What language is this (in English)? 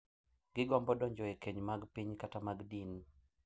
Luo (Kenya and Tanzania)